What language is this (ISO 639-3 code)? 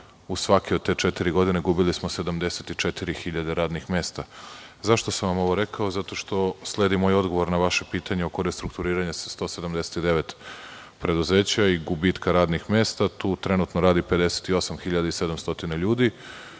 srp